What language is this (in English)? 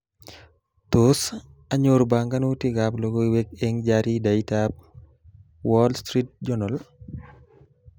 Kalenjin